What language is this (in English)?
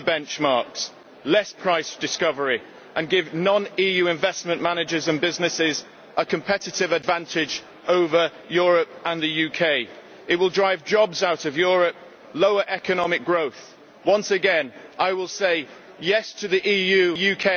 English